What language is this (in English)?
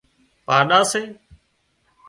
Wadiyara Koli